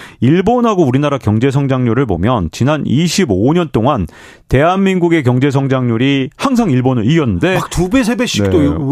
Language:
Korean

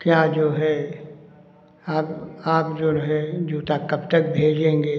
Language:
Hindi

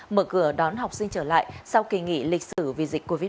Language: Vietnamese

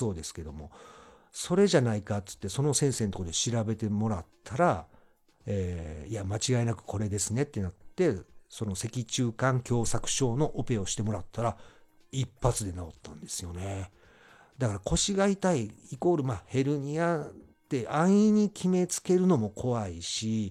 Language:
Japanese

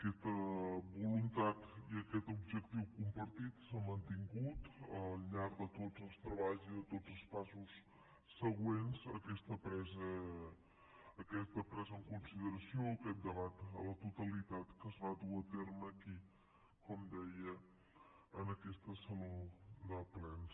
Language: Catalan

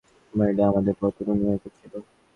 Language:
Bangla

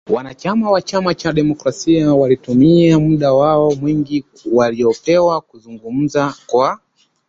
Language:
Swahili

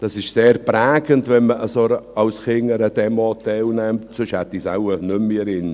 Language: Swiss German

